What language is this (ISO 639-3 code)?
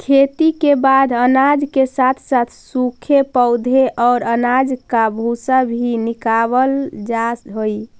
mag